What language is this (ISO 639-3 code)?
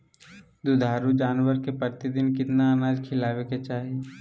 mag